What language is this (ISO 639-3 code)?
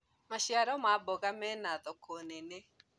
kik